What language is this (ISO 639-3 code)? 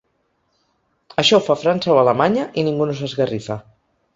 cat